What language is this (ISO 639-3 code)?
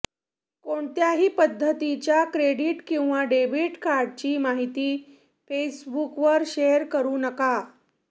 mar